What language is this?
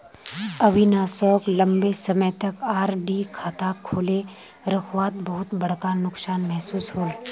Magahi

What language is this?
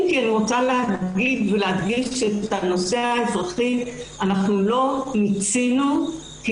Hebrew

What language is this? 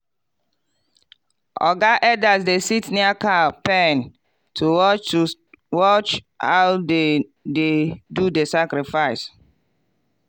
Nigerian Pidgin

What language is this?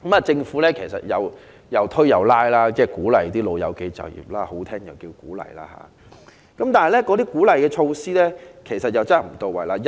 Cantonese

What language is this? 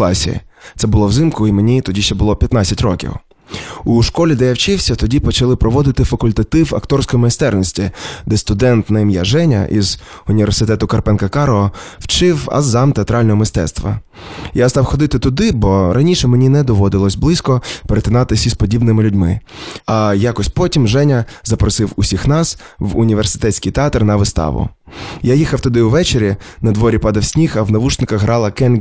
Ukrainian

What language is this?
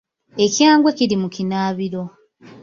Ganda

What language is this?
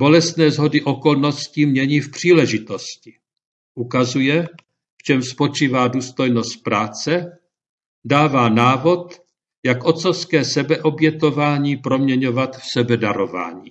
Czech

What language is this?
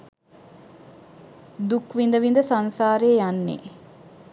Sinhala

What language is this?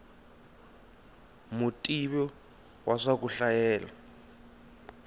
Tsonga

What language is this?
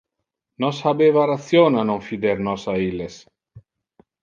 Interlingua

